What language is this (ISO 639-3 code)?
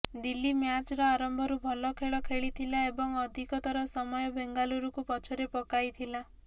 ori